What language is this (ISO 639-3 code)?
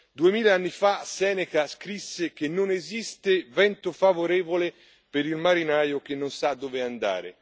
ita